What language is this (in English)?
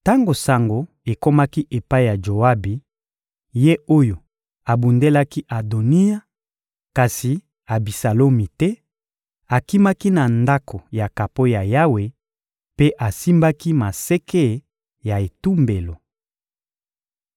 Lingala